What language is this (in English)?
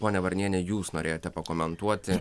Lithuanian